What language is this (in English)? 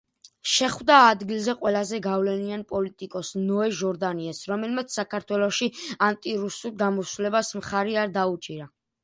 Georgian